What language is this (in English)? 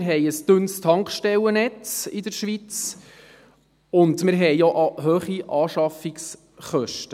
Swiss German